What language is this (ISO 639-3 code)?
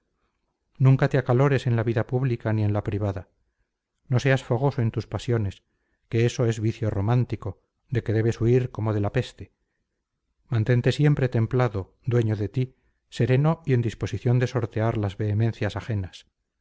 spa